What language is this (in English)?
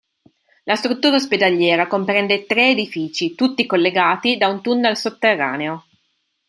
Italian